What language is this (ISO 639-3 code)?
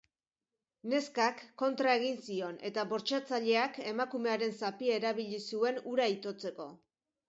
eus